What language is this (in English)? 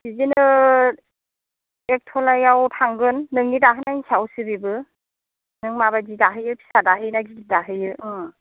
Bodo